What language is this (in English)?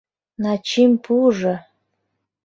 Mari